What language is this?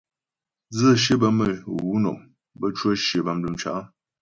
Ghomala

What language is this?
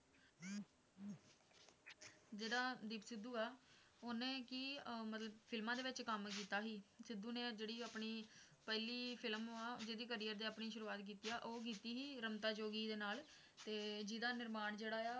Punjabi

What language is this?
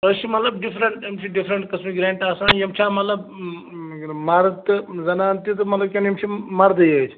Kashmiri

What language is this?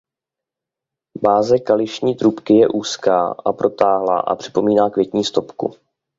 Czech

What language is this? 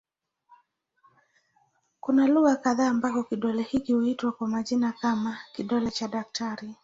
Swahili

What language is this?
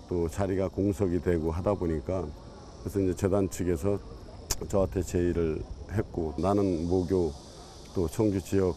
Korean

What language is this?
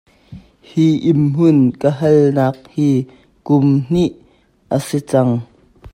Hakha Chin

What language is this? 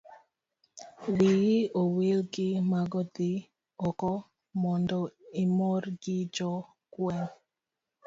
Luo (Kenya and Tanzania)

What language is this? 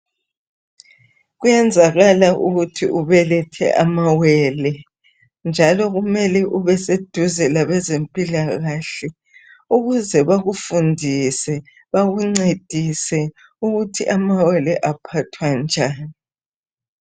North Ndebele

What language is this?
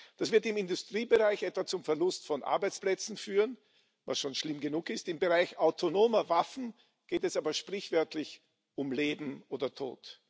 German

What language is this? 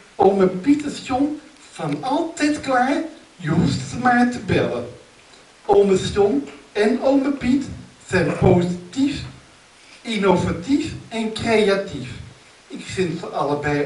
Dutch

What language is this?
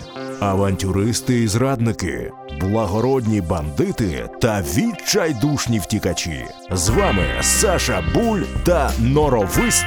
Ukrainian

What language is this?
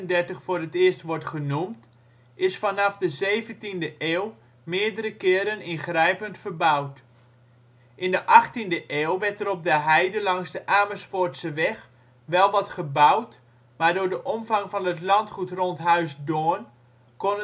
Dutch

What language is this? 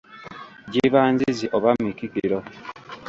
Ganda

